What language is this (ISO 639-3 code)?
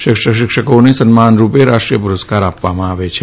guj